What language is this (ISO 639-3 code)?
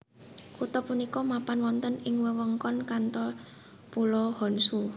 jav